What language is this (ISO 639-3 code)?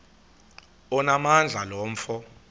xho